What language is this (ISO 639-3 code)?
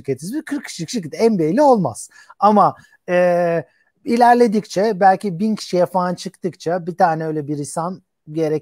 tur